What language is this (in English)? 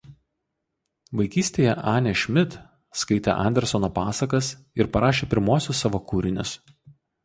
Lithuanian